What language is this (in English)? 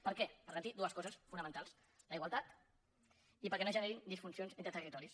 Catalan